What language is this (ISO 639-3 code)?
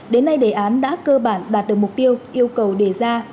vie